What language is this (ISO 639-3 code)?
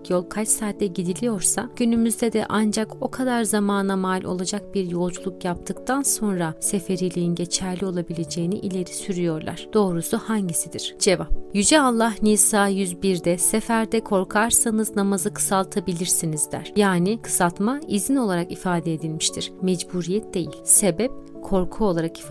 tur